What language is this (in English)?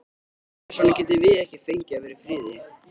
Icelandic